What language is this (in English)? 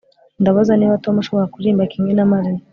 Kinyarwanda